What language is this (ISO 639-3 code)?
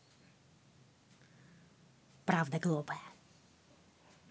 rus